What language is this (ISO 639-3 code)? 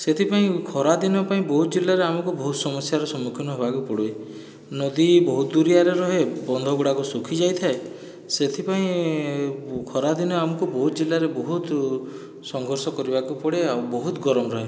ori